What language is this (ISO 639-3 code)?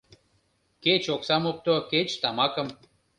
chm